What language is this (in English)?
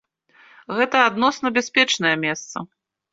Belarusian